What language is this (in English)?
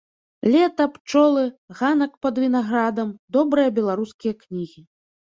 Belarusian